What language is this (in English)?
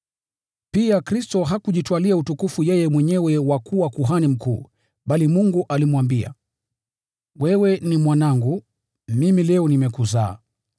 Swahili